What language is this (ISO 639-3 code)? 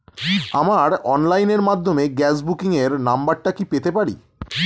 ben